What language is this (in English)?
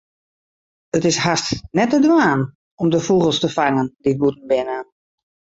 Western Frisian